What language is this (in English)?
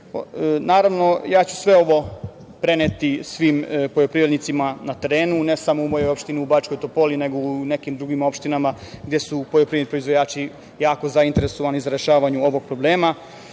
Serbian